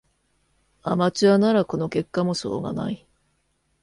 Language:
Japanese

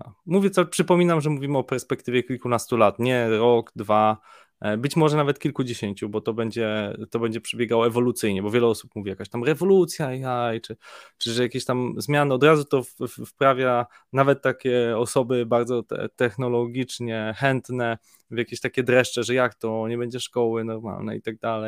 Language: Polish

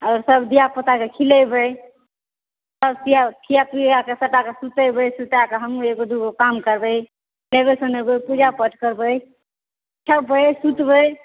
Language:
Maithili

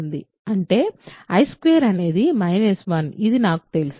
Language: Telugu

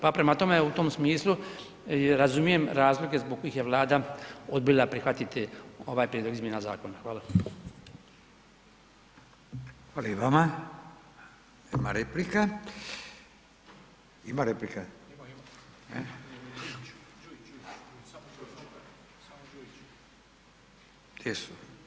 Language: Croatian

